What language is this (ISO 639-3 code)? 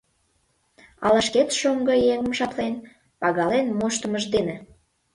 chm